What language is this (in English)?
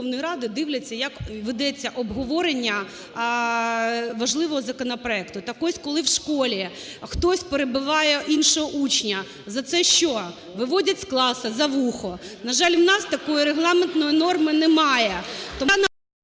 Ukrainian